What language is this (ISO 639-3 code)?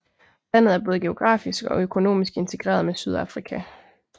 dan